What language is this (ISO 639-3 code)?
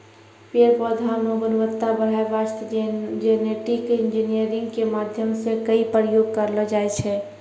mai